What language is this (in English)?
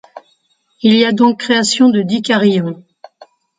French